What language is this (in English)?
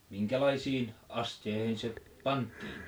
Finnish